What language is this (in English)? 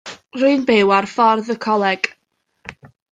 Welsh